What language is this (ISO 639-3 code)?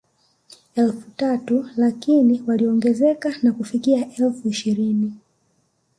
swa